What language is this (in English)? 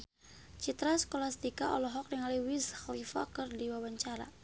Sundanese